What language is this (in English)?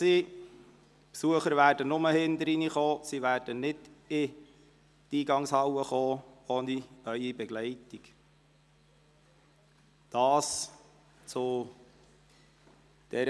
Swiss German